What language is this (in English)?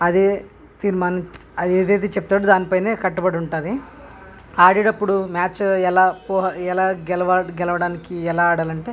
Telugu